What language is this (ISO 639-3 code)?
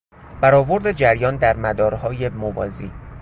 fas